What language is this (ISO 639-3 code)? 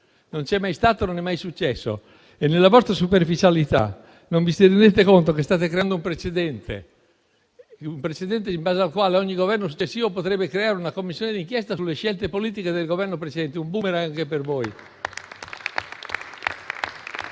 ita